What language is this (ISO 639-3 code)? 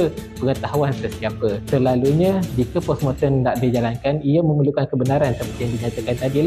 msa